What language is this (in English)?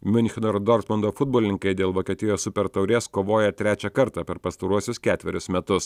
Lithuanian